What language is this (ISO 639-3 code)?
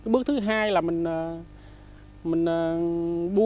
vie